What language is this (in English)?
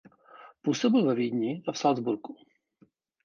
Czech